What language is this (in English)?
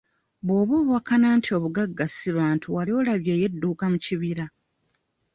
Ganda